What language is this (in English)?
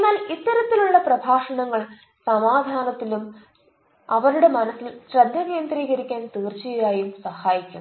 Malayalam